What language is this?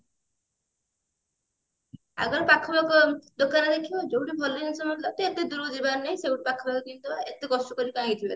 Odia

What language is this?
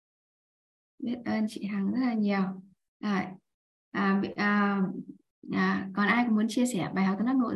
Vietnamese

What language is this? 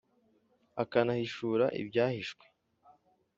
Kinyarwanda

